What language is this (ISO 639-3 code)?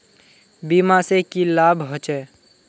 mag